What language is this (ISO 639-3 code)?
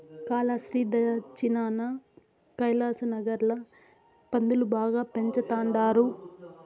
tel